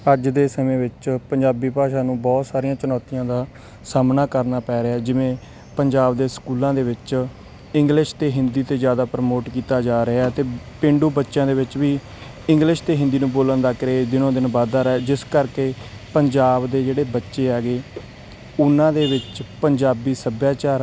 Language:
Punjabi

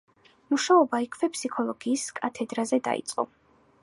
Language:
Georgian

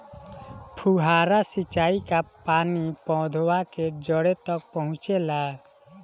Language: Bhojpuri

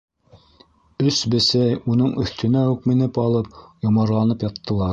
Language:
Bashkir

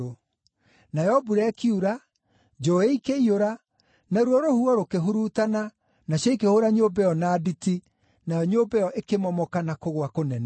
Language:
Kikuyu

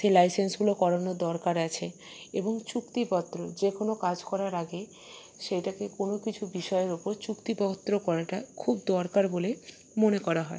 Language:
Bangla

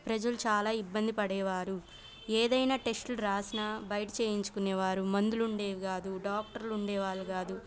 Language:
Telugu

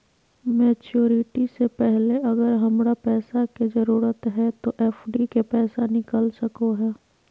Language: Magahi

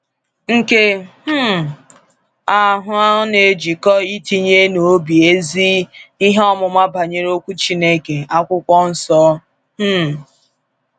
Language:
Igbo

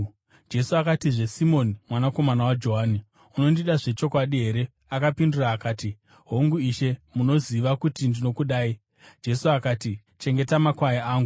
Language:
Shona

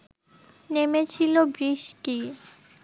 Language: Bangla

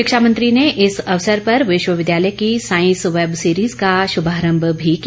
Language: Hindi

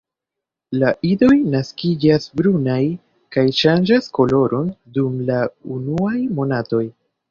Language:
Esperanto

